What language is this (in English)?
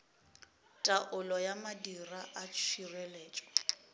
Northern Sotho